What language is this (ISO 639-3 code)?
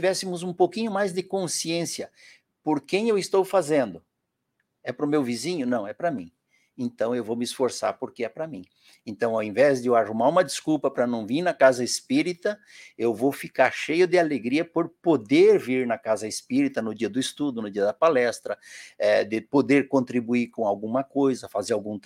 por